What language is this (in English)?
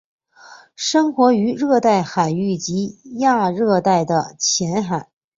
Chinese